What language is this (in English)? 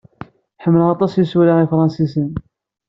Kabyle